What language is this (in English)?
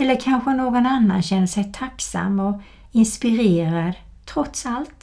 Swedish